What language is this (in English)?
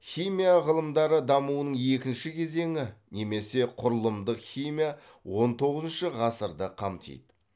Kazakh